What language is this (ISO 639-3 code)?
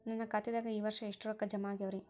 kan